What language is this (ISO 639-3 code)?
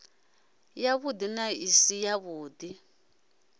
ven